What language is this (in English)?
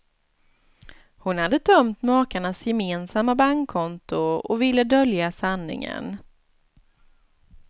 Swedish